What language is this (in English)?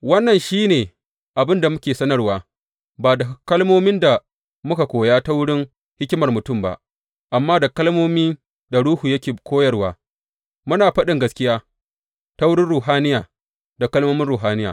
Hausa